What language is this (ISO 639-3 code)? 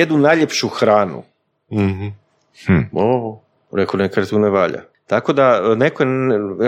hrv